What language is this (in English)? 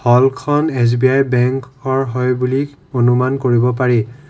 Assamese